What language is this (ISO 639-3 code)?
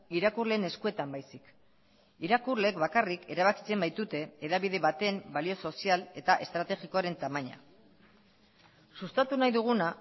eus